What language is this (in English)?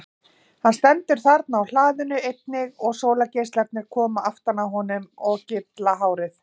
Icelandic